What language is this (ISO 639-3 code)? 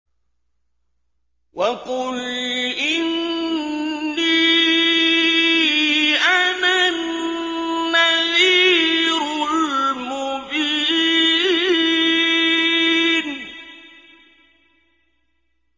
ara